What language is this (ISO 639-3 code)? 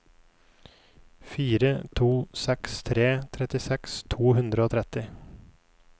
nor